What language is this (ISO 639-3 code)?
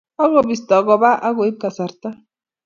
kln